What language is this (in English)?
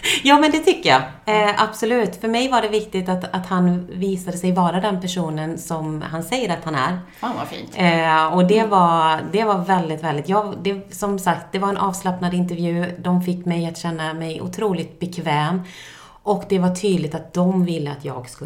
Swedish